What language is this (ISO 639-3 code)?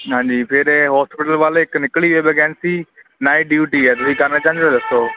pan